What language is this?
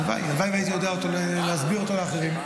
Hebrew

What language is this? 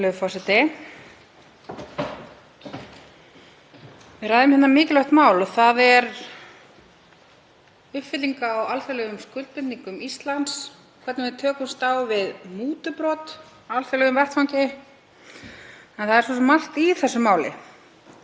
Icelandic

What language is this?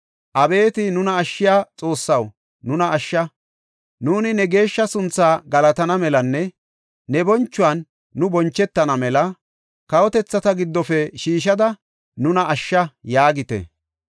Gofa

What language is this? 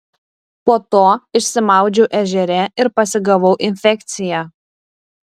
Lithuanian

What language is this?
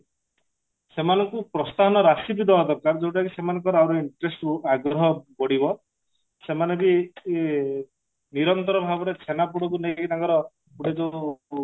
Odia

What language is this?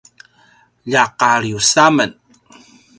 Paiwan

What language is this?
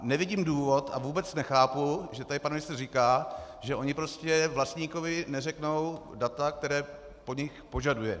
Czech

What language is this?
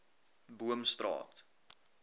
Afrikaans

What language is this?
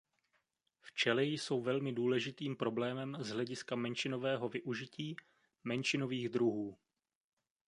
Czech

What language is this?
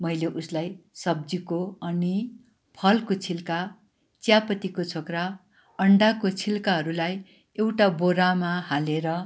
Nepali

